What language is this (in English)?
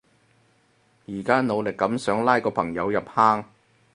Cantonese